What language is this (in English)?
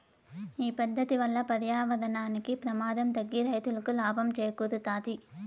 Telugu